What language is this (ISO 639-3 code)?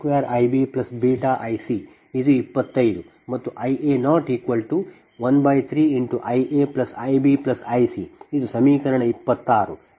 kan